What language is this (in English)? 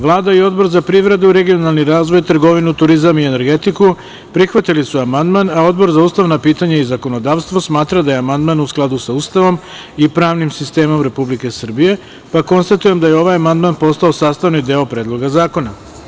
Serbian